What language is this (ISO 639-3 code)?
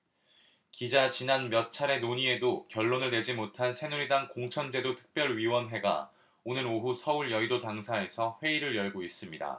kor